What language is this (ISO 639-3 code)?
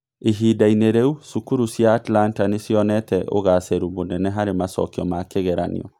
kik